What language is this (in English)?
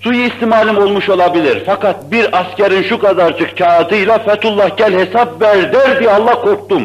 Turkish